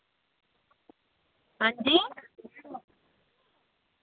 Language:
Dogri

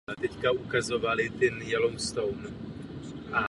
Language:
Czech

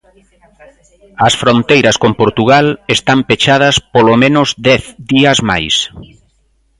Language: Galician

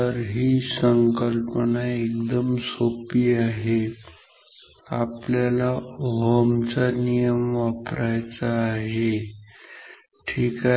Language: Marathi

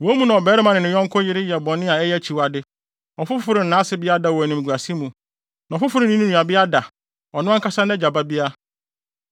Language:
Akan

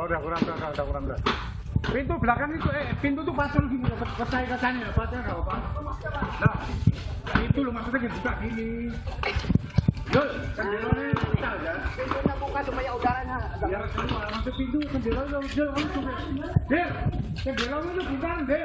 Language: Indonesian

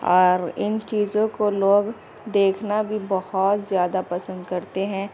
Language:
Urdu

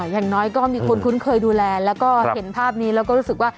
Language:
Thai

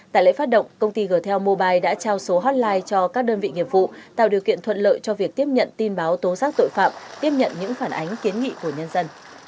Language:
Vietnamese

